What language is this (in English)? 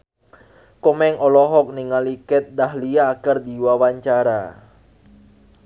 Sundanese